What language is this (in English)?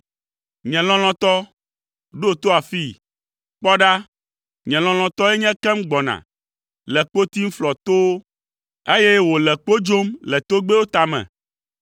Ewe